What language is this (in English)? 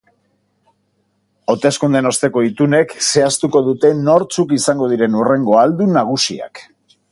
Basque